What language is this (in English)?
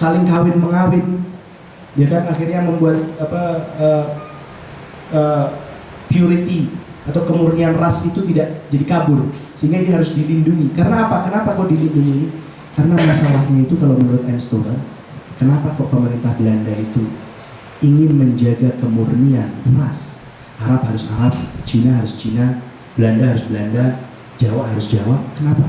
Indonesian